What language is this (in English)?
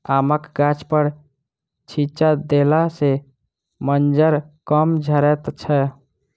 Maithili